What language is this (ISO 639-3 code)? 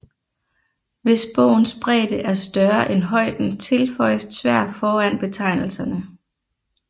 dan